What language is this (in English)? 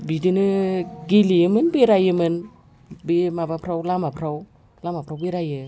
Bodo